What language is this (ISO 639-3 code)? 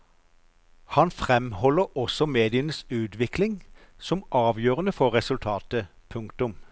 nor